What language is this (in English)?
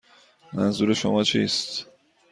Persian